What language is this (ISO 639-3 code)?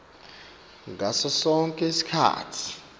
ssw